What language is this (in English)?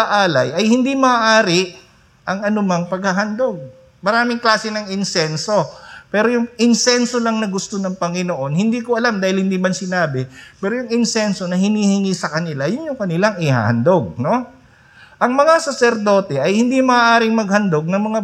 Filipino